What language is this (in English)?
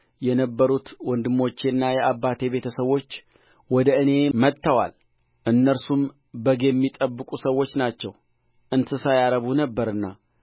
Amharic